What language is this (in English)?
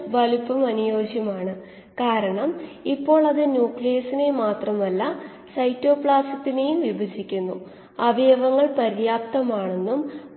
Malayalam